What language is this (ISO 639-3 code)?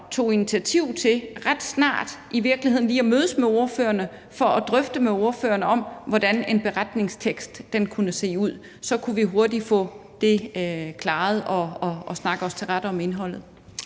dan